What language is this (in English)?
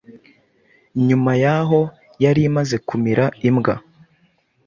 Kinyarwanda